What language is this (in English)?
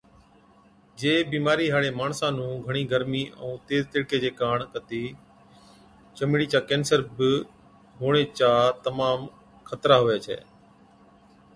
Od